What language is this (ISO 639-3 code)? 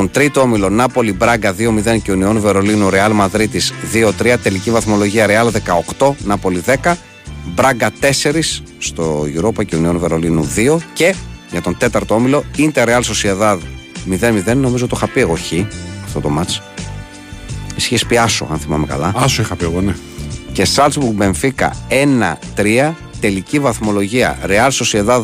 ell